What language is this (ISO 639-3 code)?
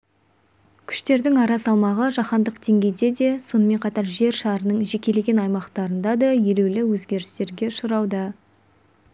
kaz